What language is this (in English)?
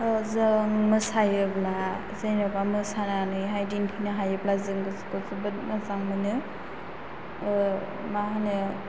Bodo